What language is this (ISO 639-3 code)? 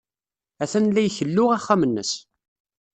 kab